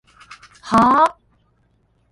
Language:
Japanese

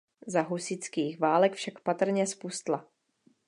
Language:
Czech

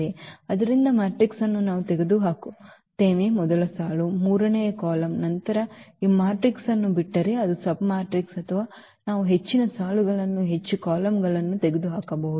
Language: Kannada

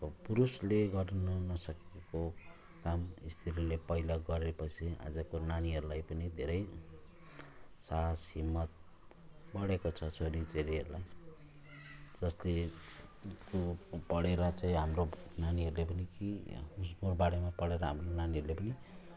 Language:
Nepali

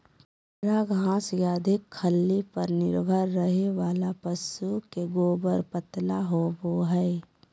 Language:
Magahi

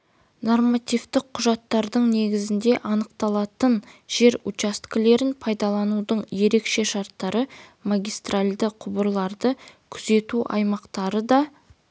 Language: Kazakh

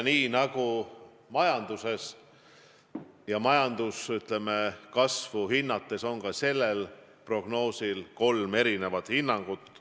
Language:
Estonian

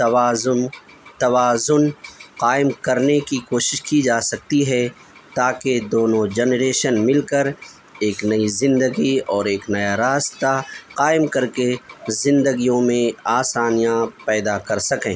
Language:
Urdu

